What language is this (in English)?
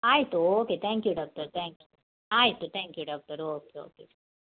Kannada